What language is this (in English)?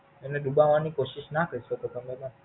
Gujarati